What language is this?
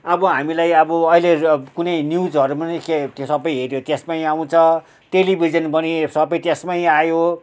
Nepali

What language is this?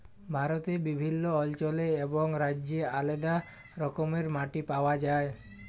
Bangla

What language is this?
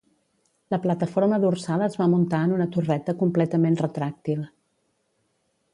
Catalan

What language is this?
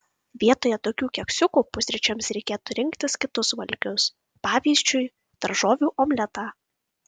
Lithuanian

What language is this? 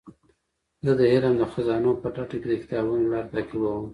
Pashto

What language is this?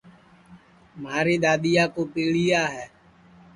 Sansi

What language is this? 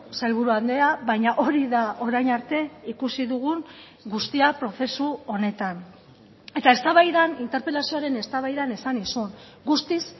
Basque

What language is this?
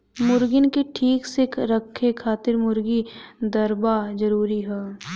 Bhojpuri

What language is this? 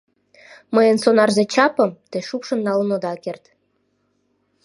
Mari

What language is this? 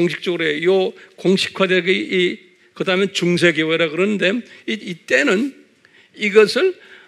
Korean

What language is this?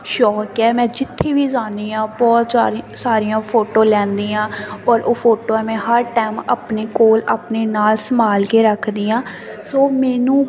Punjabi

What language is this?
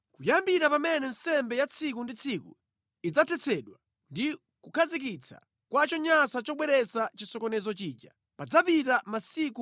Nyanja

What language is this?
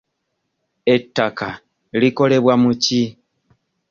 Ganda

